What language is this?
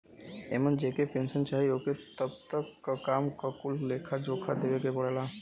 Bhojpuri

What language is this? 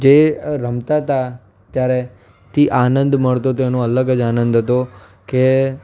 Gujarati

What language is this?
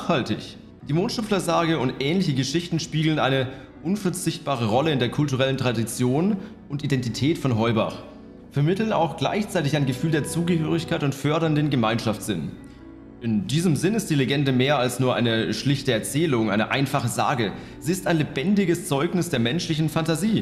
German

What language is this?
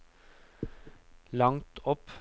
Norwegian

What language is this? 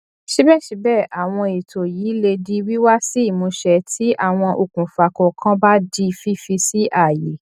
Yoruba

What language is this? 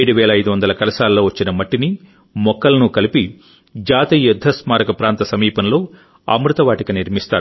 Telugu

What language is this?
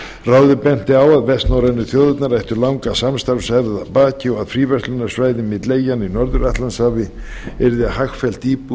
Icelandic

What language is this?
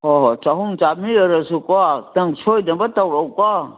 Manipuri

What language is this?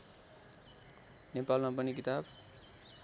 Nepali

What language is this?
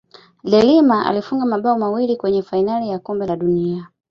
Swahili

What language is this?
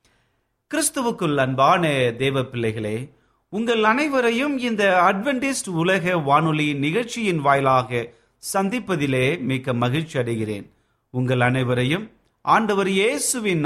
Tamil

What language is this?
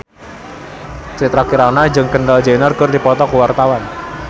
Sundanese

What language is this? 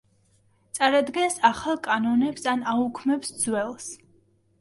Georgian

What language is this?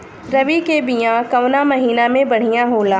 Bhojpuri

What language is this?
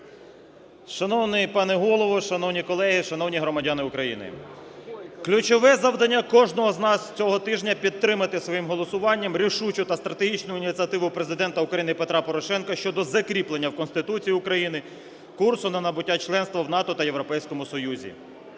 Ukrainian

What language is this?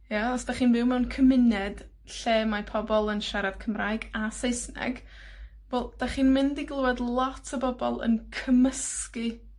Welsh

